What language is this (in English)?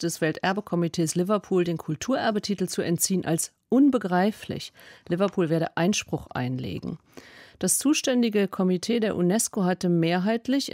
German